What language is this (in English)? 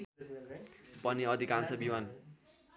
Nepali